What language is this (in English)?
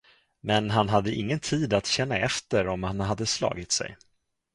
Swedish